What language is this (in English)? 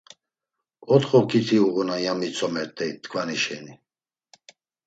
Laz